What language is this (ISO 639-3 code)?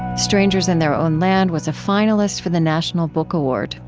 eng